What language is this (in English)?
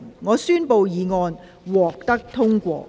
Cantonese